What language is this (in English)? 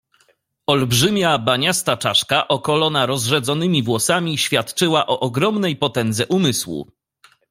Polish